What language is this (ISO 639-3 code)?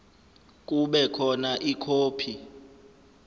zul